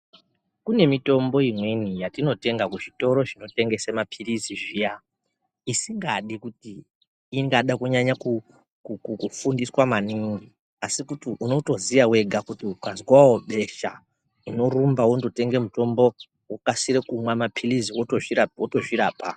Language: Ndau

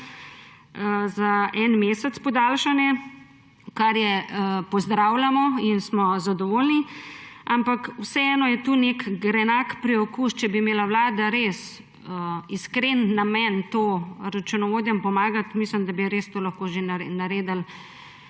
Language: Slovenian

